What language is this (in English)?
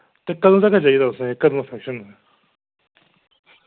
Dogri